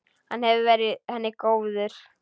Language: Icelandic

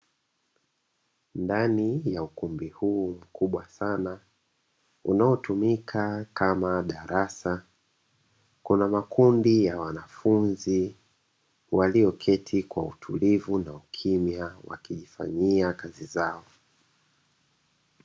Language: Swahili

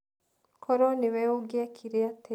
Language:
Kikuyu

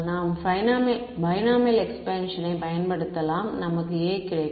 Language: Tamil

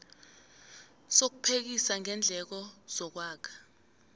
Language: South Ndebele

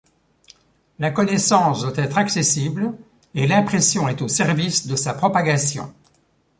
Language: French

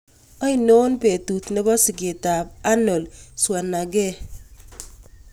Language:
Kalenjin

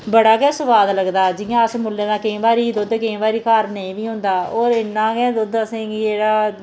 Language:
Dogri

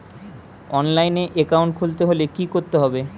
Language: Bangla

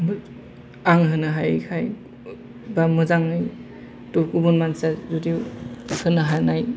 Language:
Bodo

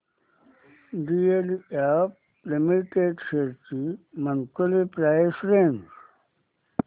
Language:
Marathi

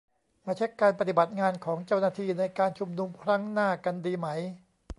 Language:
Thai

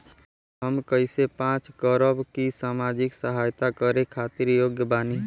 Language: Bhojpuri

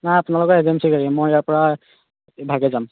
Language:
Assamese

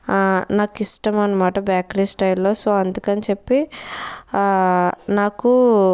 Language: Telugu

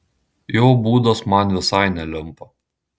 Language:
Lithuanian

